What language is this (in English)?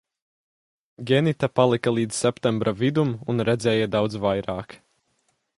Latvian